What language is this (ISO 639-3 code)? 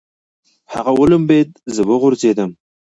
pus